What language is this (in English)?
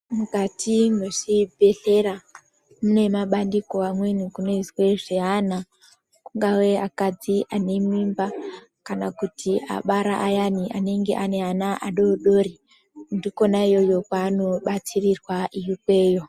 Ndau